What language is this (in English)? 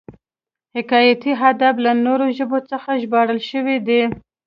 Pashto